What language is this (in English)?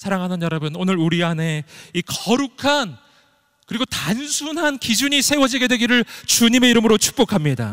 Korean